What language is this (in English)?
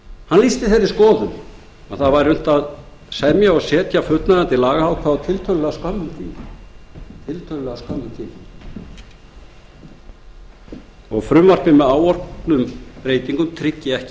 Icelandic